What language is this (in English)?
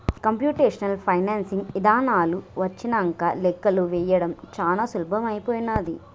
Telugu